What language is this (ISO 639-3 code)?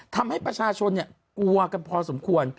tha